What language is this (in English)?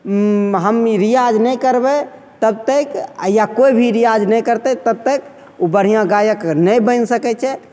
Maithili